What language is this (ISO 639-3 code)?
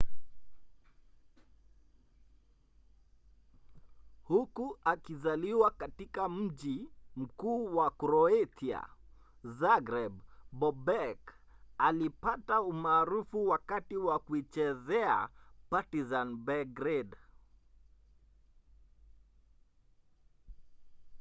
swa